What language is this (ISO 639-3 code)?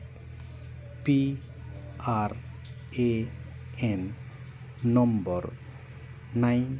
sat